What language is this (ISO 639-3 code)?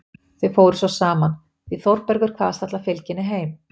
isl